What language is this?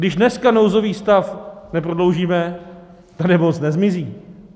Czech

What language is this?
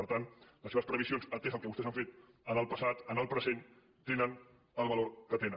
Catalan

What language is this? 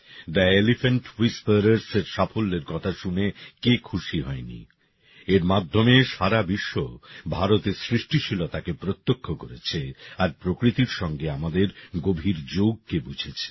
Bangla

